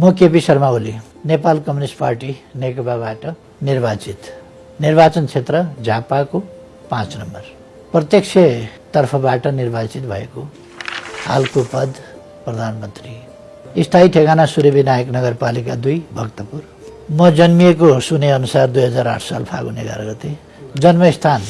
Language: Nepali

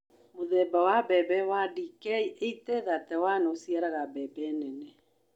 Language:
Kikuyu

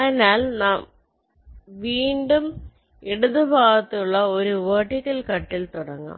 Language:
Malayalam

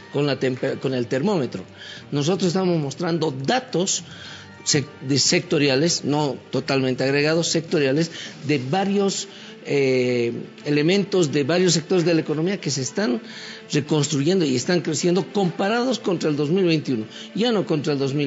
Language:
Spanish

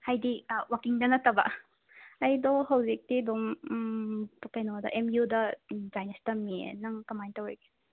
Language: Manipuri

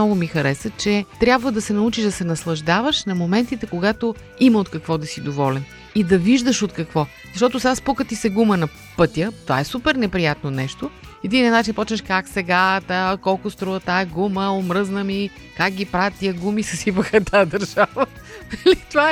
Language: Bulgarian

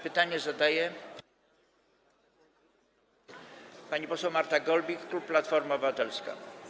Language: Polish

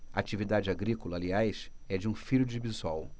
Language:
Portuguese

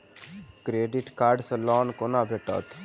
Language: Maithili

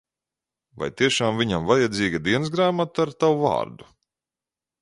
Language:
Latvian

